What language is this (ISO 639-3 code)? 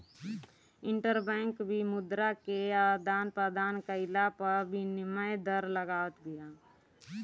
bho